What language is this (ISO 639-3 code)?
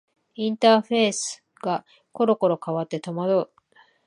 jpn